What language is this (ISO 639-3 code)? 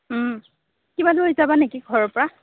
asm